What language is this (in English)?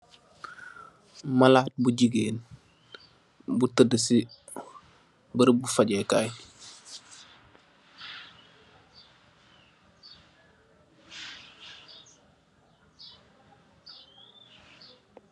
Wolof